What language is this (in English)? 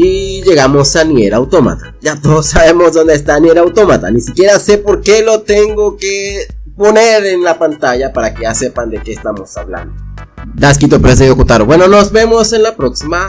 Spanish